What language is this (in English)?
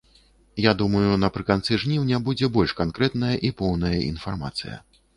Belarusian